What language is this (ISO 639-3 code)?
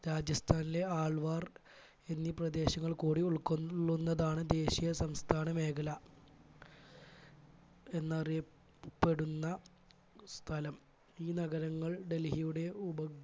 mal